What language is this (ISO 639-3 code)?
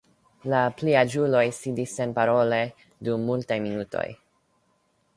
epo